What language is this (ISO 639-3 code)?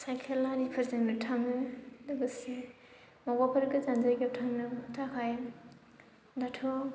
brx